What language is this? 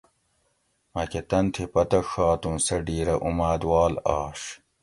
Gawri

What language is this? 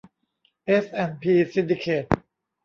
Thai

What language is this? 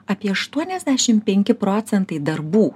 Lithuanian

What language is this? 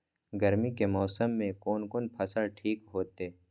Maithili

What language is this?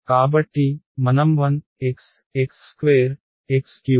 Telugu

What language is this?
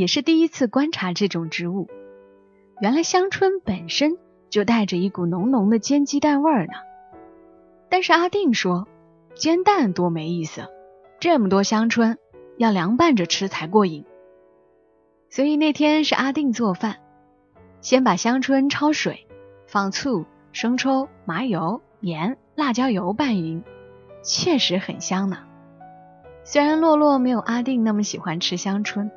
Chinese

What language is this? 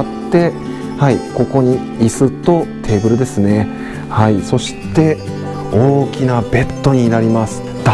Japanese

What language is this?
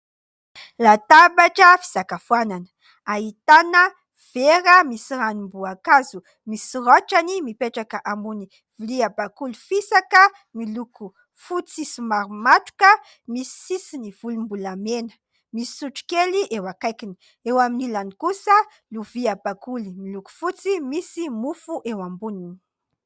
Malagasy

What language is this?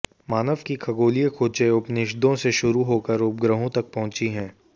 Hindi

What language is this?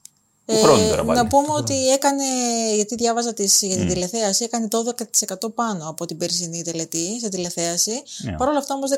Greek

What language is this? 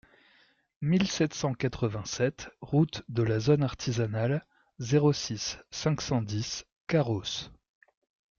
French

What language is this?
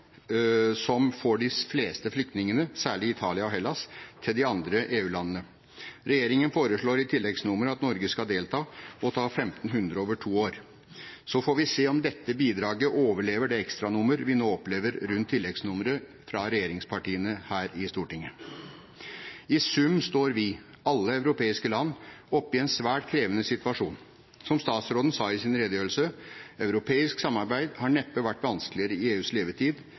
Norwegian Bokmål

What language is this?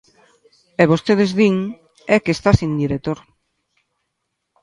Galician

